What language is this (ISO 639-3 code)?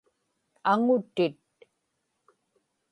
ipk